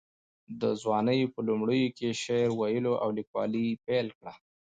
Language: Pashto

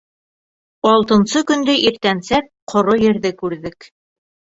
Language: Bashkir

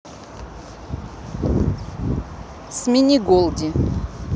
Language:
Russian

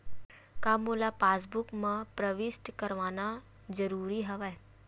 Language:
Chhattisgarhi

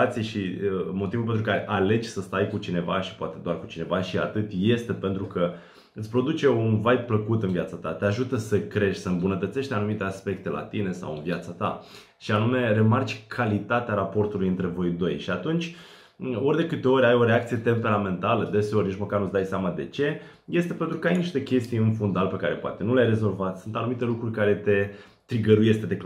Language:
Romanian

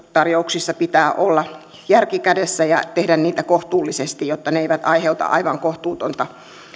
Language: Finnish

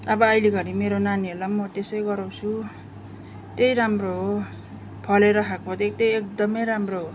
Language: Nepali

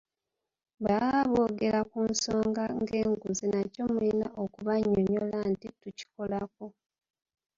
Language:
Ganda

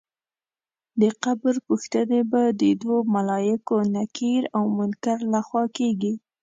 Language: Pashto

